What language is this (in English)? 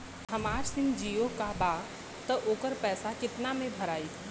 Bhojpuri